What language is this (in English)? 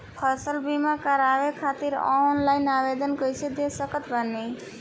Bhojpuri